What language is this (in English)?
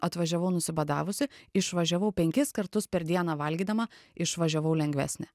Lithuanian